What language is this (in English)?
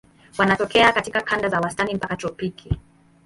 Swahili